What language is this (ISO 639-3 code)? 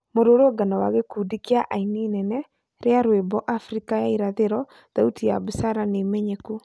kik